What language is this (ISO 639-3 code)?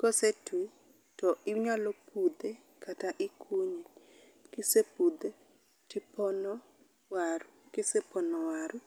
luo